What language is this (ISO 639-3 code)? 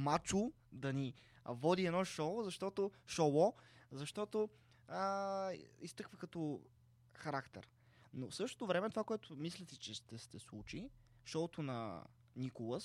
bul